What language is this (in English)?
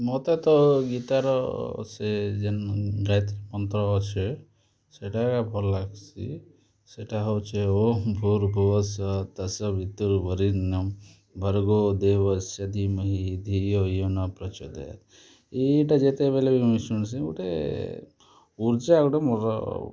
Odia